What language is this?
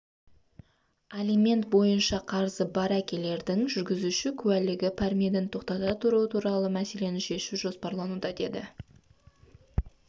Kazakh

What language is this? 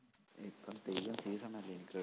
Malayalam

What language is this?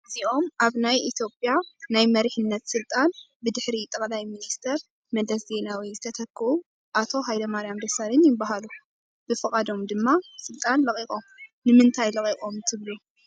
Tigrinya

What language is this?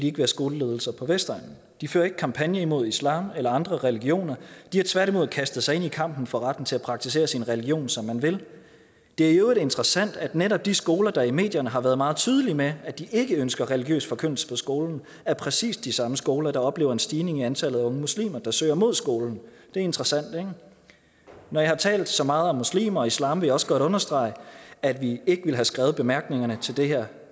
Danish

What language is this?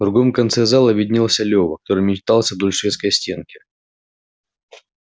Russian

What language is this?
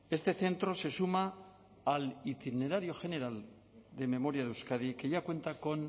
Spanish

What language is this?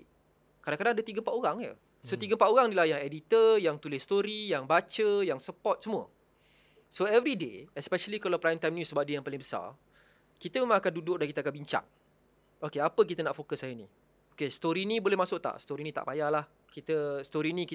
Malay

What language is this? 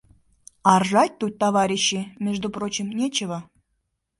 Mari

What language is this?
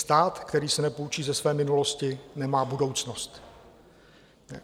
Czech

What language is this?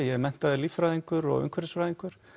Icelandic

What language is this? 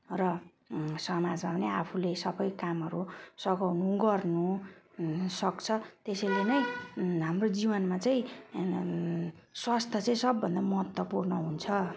Nepali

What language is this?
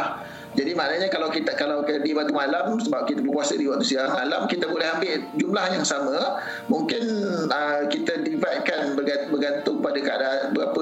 Malay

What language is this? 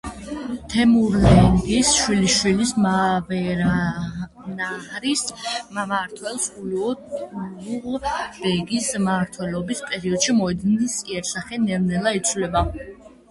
Georgian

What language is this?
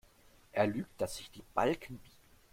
German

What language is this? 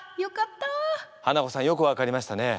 Japanese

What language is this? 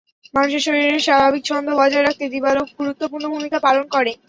Bangla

